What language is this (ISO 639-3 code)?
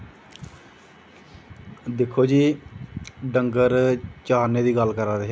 doi